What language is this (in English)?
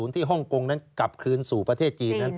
Thai